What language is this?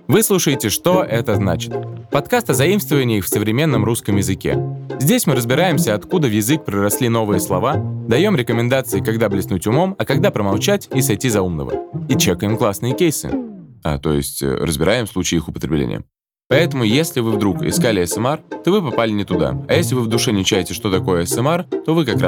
Russian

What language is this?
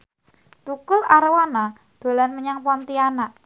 Javanese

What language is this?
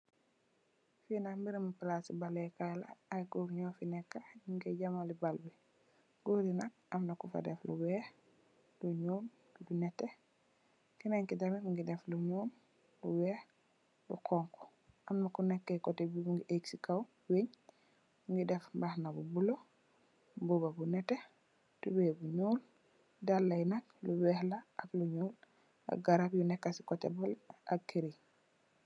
Wolof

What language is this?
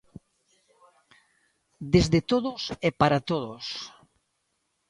Galician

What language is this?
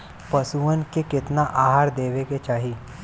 Bhojpuri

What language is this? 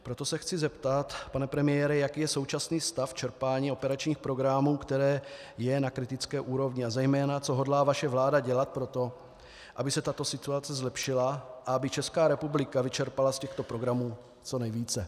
Czech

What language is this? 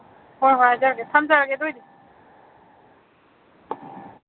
Manipuri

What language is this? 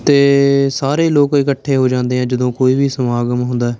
Punjabi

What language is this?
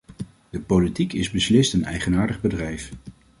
Dutch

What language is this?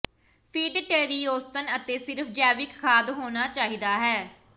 Punjabi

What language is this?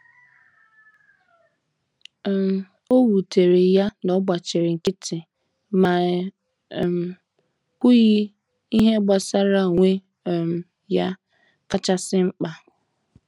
Igbo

